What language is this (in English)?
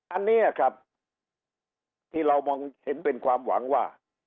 Thai